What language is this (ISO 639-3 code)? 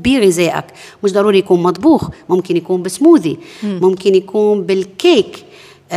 ara